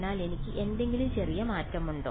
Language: Malayalam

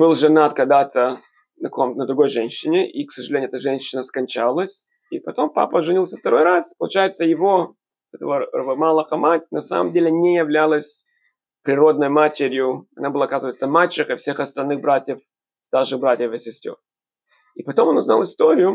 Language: Russian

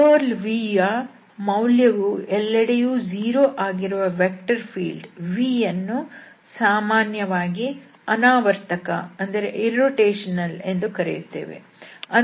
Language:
Kannada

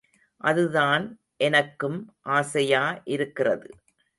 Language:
Tamil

